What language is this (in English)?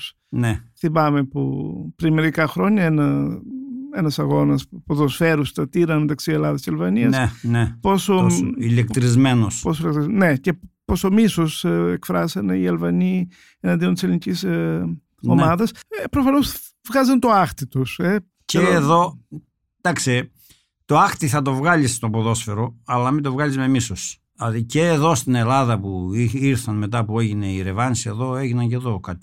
Greek